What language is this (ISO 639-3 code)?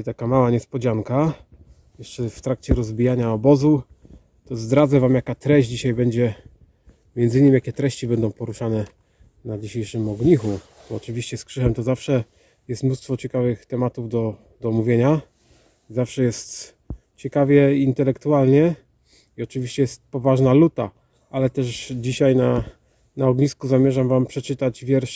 pol